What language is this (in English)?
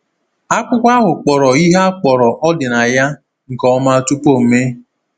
Igbo